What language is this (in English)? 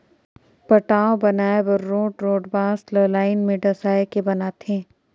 Chhattisgarhi